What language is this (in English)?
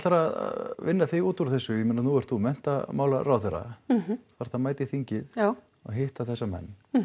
Icelandic